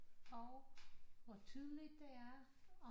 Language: Danish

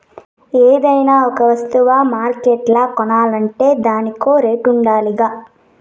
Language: Telugu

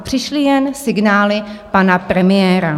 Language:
Czech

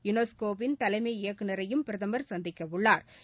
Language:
Tamil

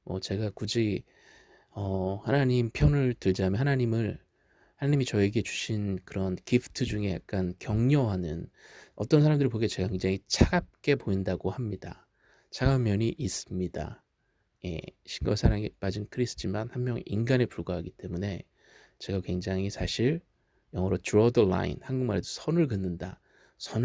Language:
Korean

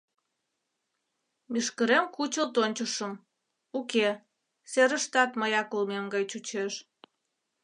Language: Mari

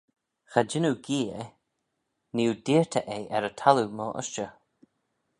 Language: Manx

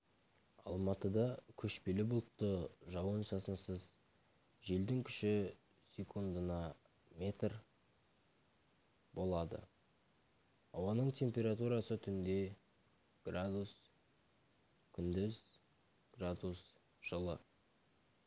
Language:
Kazakh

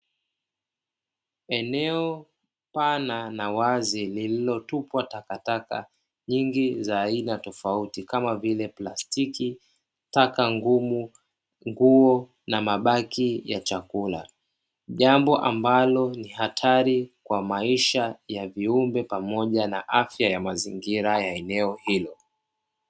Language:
Swahili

